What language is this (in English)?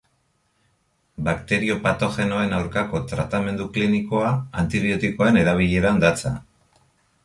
Basque